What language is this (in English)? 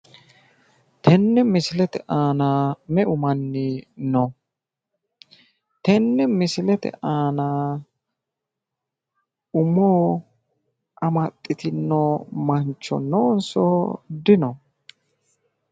Sidamo